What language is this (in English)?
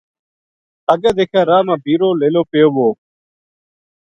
Gujari